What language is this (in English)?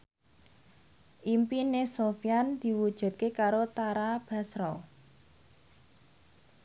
Javanese